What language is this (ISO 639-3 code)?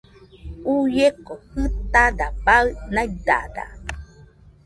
hux